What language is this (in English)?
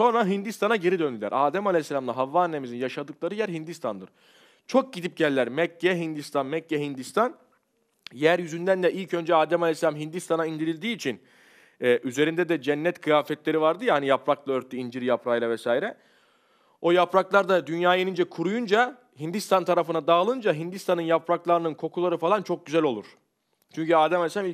Turkish